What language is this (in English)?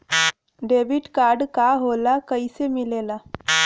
Bhojpuri